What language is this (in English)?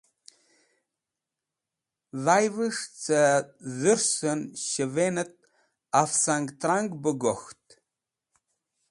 Wakhi